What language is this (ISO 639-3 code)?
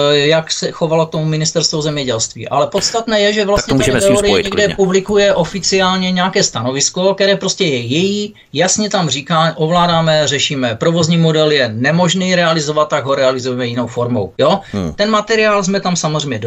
ces